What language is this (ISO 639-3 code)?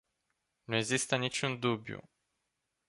ron